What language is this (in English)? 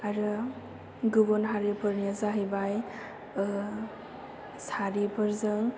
Bodo